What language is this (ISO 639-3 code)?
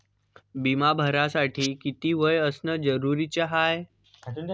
mar